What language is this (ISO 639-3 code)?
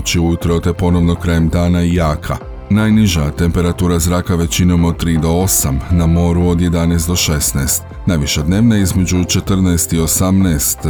hrv